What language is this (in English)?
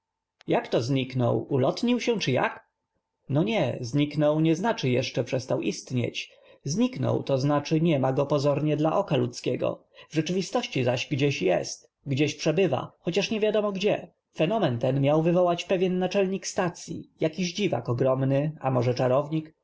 Polish